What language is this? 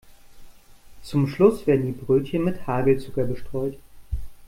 German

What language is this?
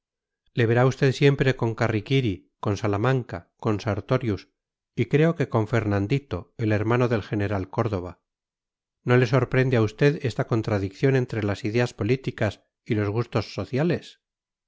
Spanish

